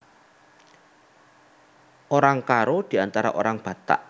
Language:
Javanese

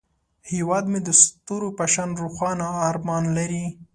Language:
Pashto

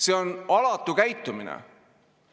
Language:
Estonian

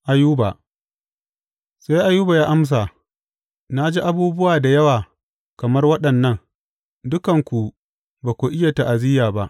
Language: Hausa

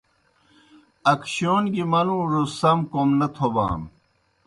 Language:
Kohistani Shina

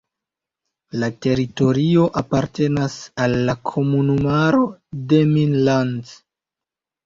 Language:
Esperanto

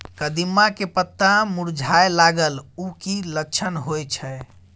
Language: Maithili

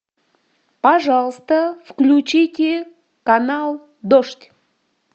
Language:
Russian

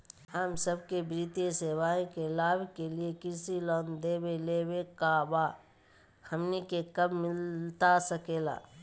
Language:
Magahi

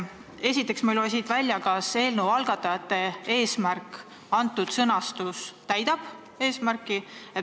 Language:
Estonian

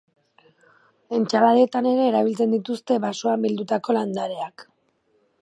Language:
Basque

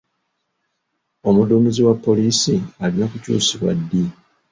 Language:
Ganda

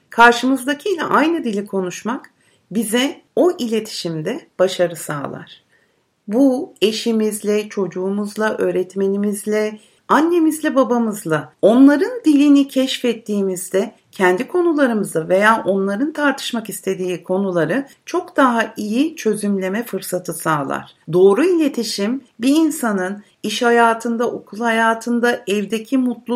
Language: Turkish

